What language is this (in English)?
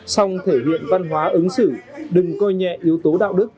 Vietnamese